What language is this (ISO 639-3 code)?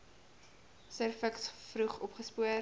afr